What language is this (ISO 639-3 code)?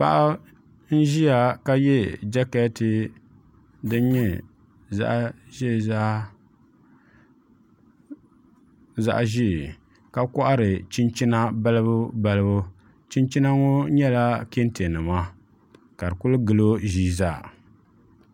dag